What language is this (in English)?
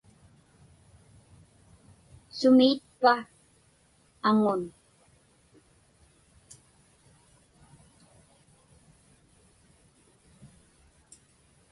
Inupiaq